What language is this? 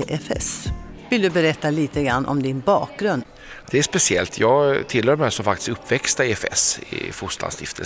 Swedish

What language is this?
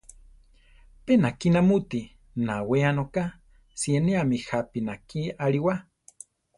Central Tarahumara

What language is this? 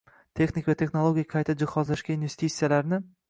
Uzbek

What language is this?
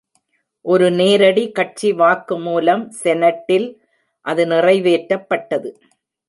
Tamil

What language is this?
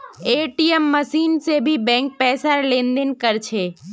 Magahi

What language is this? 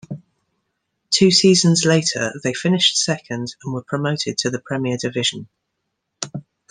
English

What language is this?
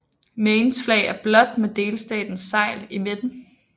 Danish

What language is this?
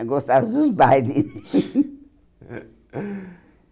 Portuguese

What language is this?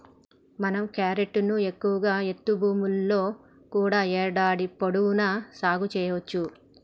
Telugu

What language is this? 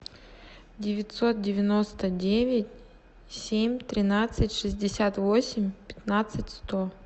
Russian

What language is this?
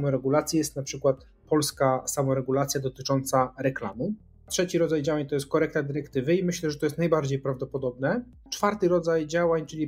Polish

